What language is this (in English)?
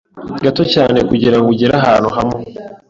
Kinyarwanda